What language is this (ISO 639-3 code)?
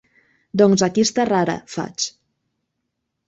cat